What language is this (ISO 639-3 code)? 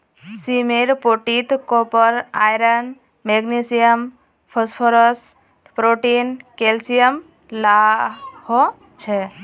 mag